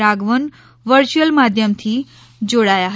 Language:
Gujarati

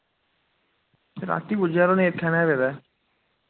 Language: Dogri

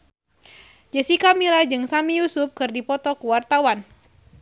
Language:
Sundanese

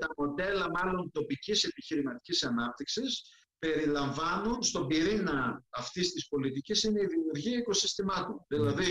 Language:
Greek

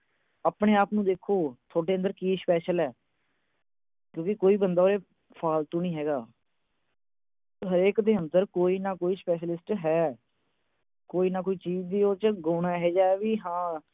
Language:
Punjabi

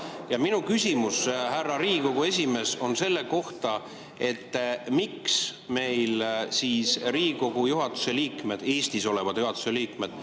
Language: Estonian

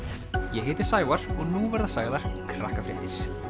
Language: Icelandic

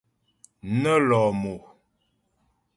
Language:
Ghomala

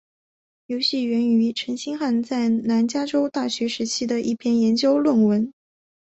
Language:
Chinese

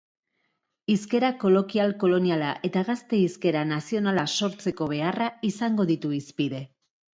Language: Basque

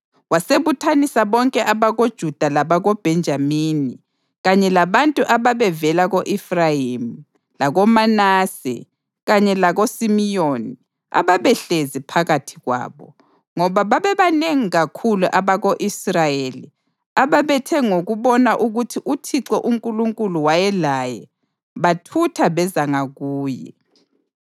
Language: North Ndebele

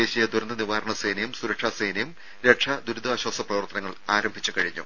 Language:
Malayalam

